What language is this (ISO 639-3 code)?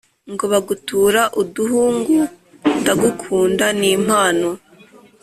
kin